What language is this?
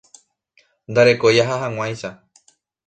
Guarani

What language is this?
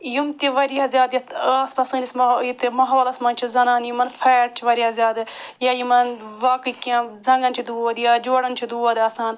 Kashmiri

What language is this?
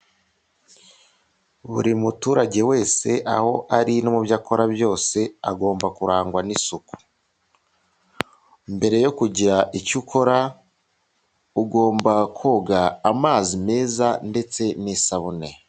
Kinyarwanda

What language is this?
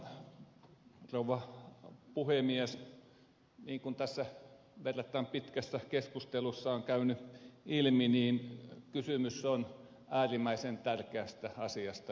Finnish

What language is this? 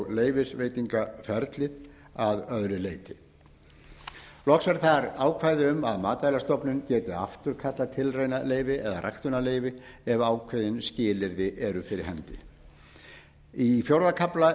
Icelandic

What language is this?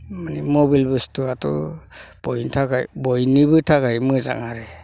Bodo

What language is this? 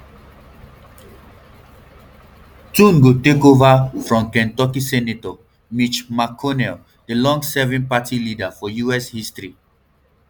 Nigerian Pidgin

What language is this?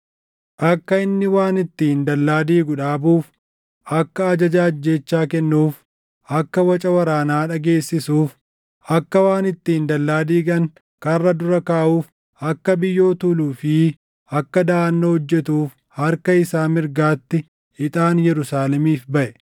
Oromo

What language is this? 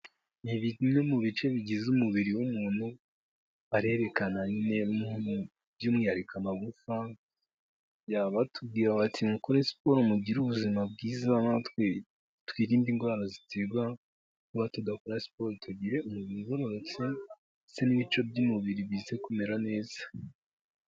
Kinyarwanda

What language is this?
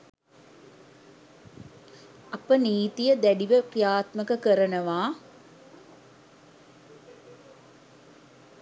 Sinhala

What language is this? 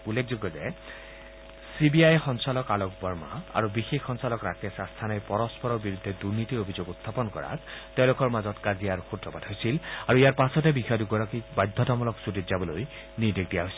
Assamese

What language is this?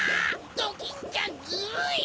Japanese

